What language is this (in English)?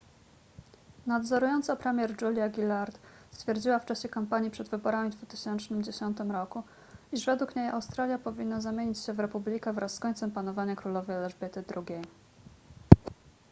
Polish